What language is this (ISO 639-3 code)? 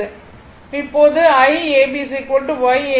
tam